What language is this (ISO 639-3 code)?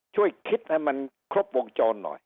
tha